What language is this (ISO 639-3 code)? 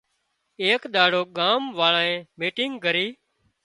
kxp